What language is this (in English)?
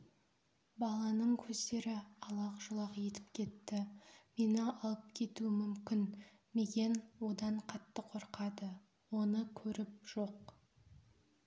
Kazakh